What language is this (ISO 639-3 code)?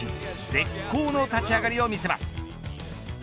jpn